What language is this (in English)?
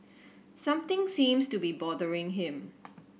English